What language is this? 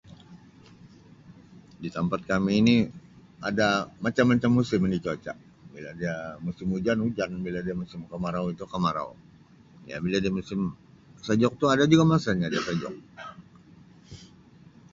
Sabah Malay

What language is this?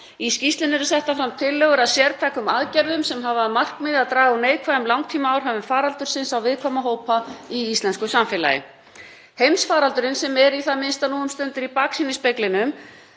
Icelandic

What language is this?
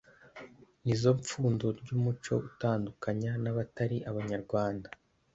Kinyarwanda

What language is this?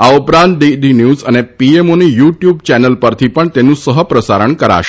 Gujarati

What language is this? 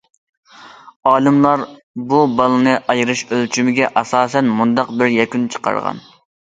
Uyghur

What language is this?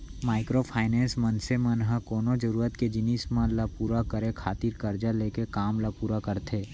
Chhattisgarhi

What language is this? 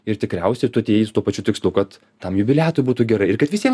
Lithuanian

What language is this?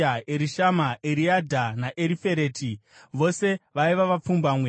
Shona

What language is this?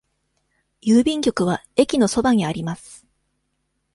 Japanese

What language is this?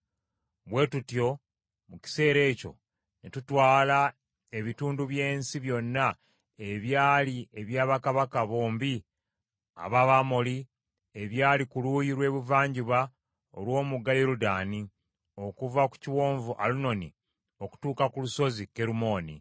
Ganda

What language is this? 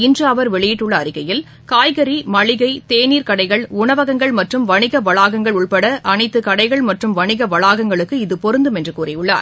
Tamil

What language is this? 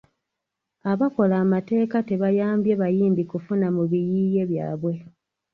Ganda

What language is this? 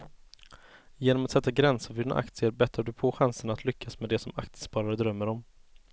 Swedish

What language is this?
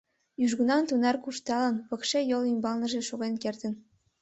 Mari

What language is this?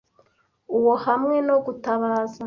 Kinyarwanda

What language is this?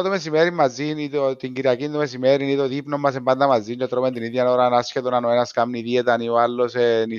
Greek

